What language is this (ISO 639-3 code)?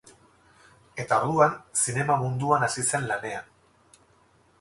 eus